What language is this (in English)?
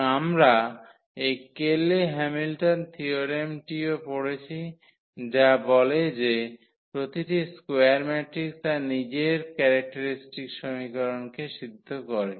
Bangla